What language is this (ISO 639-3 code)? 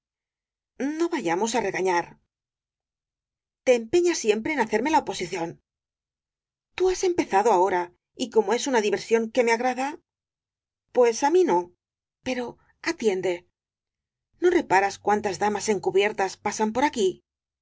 spa